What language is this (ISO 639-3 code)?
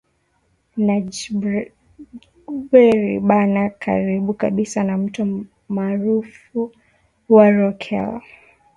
swa